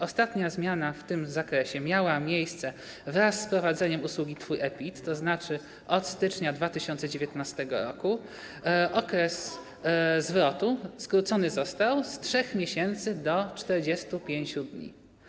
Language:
Polish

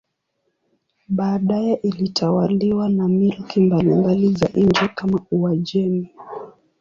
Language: Swahili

